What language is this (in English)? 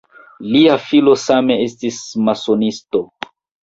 Esperanto